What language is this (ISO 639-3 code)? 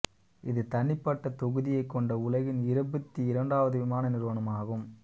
tam